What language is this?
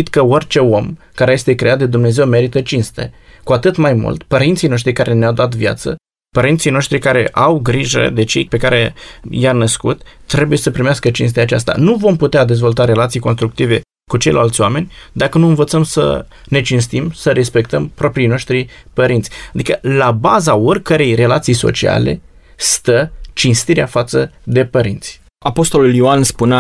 Romanian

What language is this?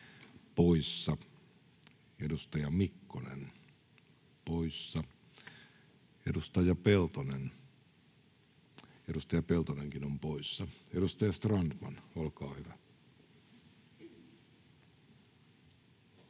Finnish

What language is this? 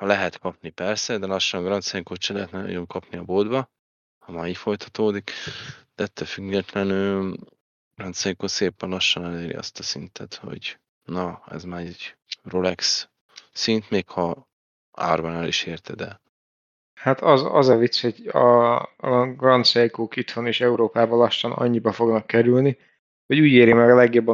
Hungarian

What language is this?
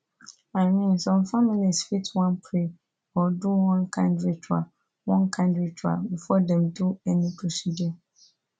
Nigerian Pidgin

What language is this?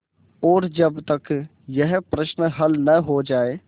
Hindi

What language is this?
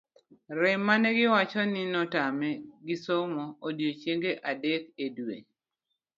Luo (Kenya and Tanzania)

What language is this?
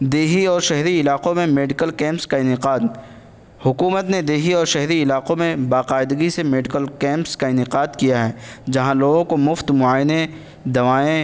Urdu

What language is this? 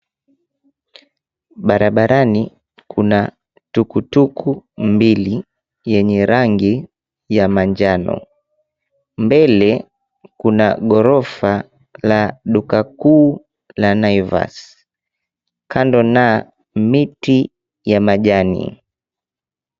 Swahili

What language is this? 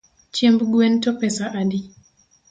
Luo (Kenya and Tanzania)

